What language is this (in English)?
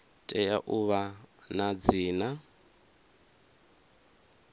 Venda